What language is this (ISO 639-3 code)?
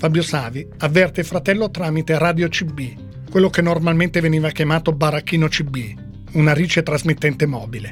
ita